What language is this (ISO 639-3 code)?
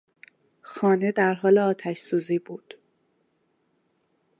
fas